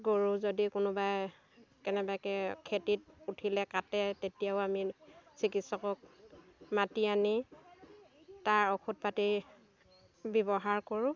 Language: Assamese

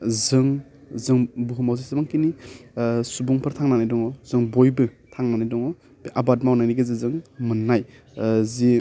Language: Bodo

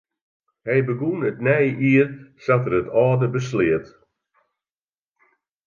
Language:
Western Frisian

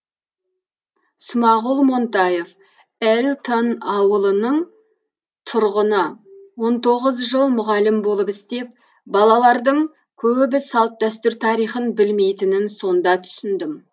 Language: Kazakh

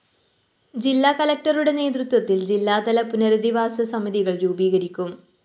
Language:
Malayalam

